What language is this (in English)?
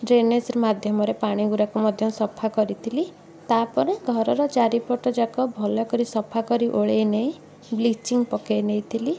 Odia